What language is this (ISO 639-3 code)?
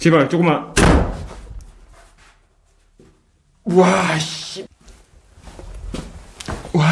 kor